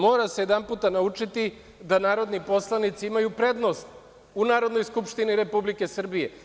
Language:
Serbian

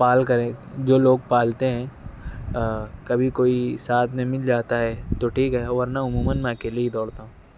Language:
Urdu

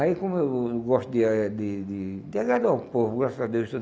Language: Portuguese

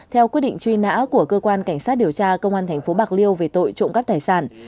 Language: Vietnamese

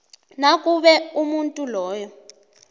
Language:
South Ndebele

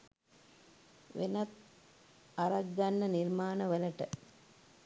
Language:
Sinhala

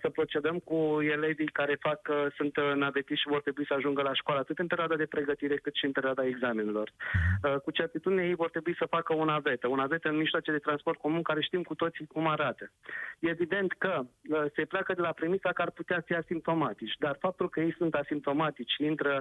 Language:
Romanian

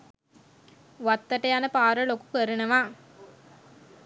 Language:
Sinhala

